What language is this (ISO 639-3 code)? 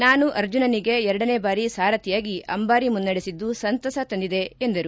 kan